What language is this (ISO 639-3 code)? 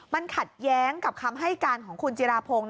tha